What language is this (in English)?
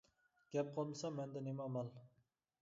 Uyghur